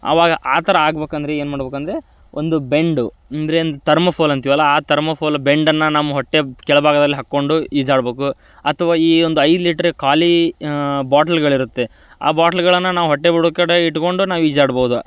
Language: Kannada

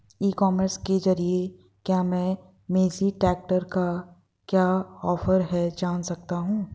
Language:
Hindi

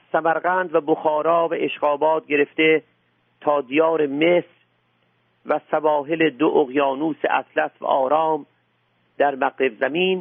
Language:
Persian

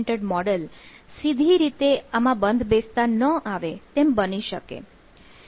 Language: Gujarati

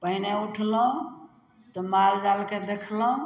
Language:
Maithili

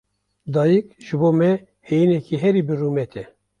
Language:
Kurdish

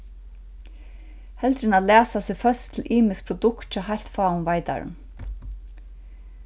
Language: Faroese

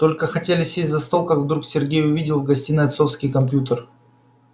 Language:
Russian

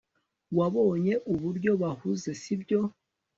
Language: Kinyarwanda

